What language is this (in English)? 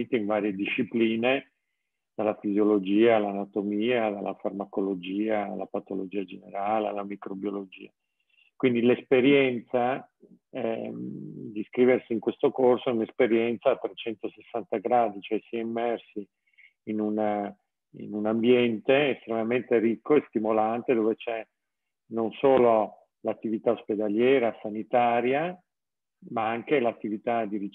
Italian